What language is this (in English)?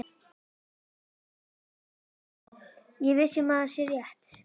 Icelandic